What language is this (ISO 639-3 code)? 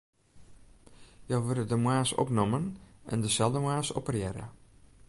fry